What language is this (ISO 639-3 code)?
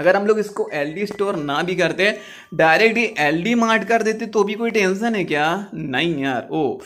hin